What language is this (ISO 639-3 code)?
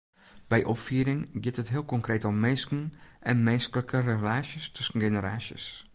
fry